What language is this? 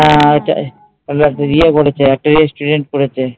Bangla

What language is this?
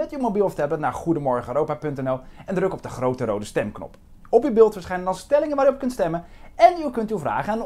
Dutch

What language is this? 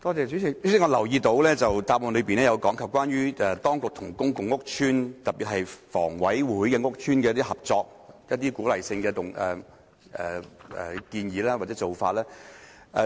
Cantonese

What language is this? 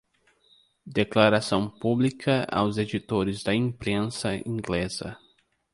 Portuguese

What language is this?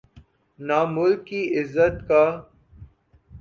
Urdu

